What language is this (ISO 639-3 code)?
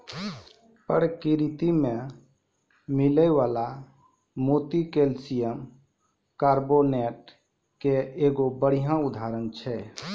mai